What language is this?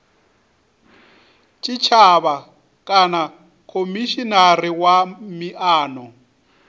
Venda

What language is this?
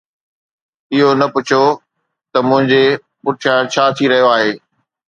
Sindhi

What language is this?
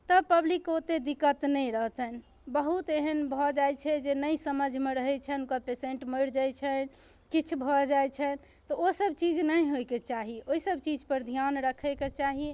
Maithili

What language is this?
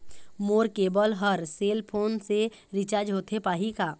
Chhattisgarhi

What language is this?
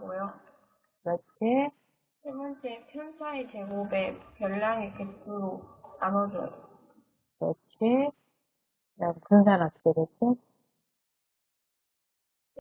Korean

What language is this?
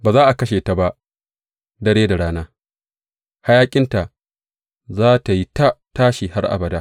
Hausa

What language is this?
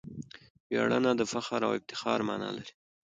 Pashto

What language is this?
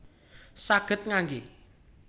Javanese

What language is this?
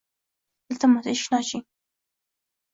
Uzbek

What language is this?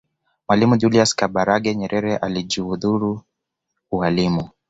Swahili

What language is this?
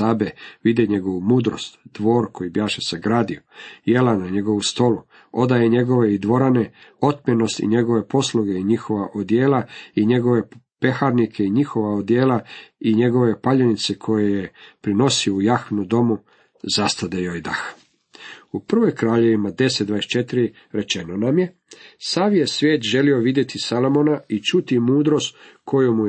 Croatian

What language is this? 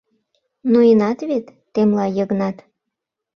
Mari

